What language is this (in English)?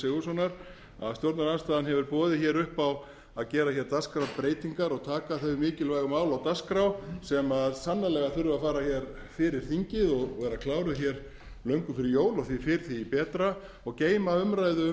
Icelandic